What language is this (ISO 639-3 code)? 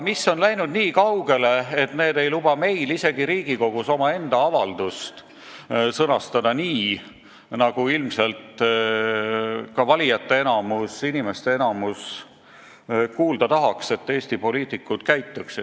est